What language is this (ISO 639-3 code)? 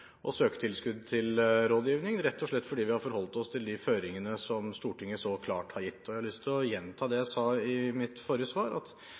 nob